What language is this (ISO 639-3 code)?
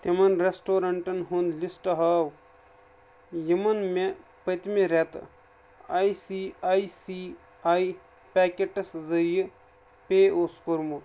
kas